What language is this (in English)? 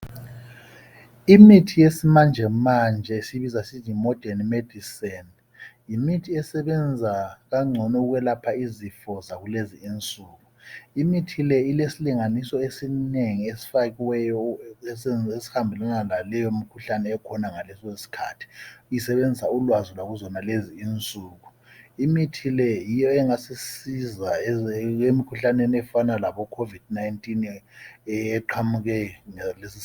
North Ndebele